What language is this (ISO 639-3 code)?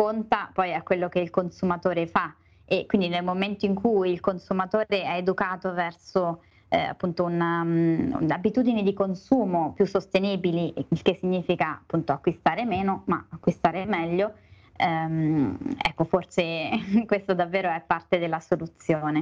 ita